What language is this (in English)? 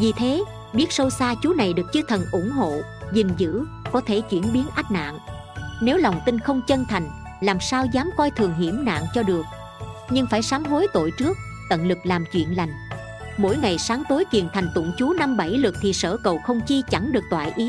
Vietnamese